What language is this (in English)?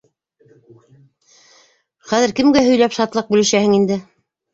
Bashkir